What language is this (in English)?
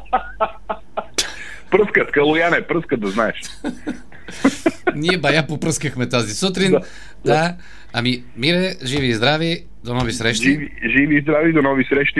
Bulgarian